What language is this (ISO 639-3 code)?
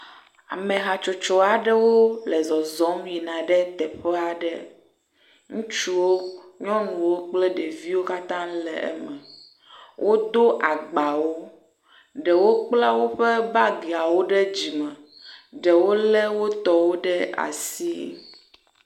ewe